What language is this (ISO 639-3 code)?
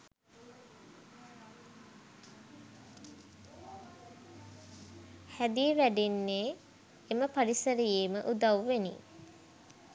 sin